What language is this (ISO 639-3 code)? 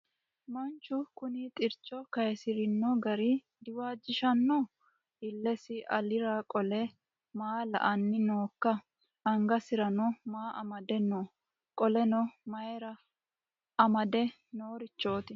sid